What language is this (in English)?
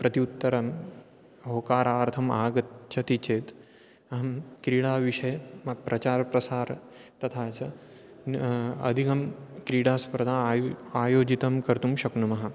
Sanskrit